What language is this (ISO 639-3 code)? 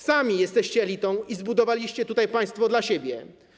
pol